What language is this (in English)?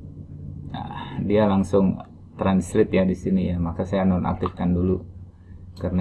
Indonesian